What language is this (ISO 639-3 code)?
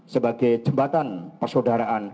ind